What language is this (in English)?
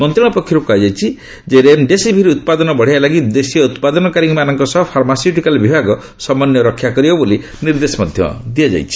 Odia